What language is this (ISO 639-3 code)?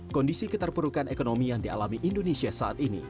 ind